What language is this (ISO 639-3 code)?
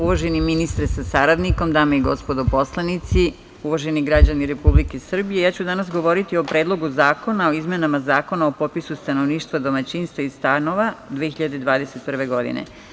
srp